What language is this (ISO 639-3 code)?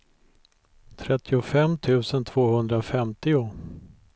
swe